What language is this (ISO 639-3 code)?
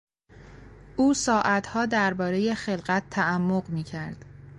fas